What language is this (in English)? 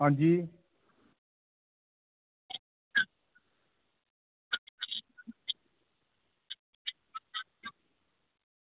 Dogri